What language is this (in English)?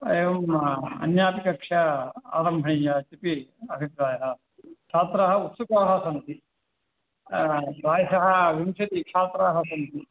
Sanskrit